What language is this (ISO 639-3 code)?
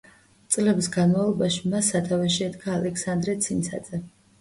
kat